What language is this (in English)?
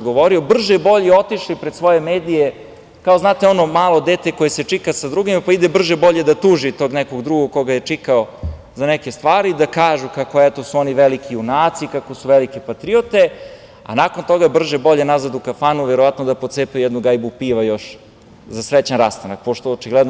Serbian